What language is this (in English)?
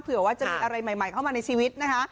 Thai